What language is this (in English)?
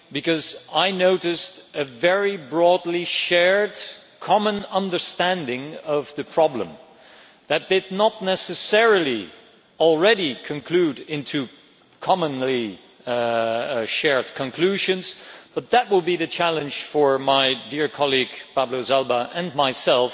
English